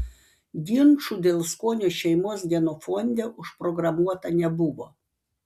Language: Lithuanian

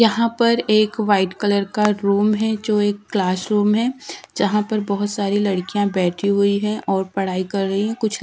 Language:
Hindi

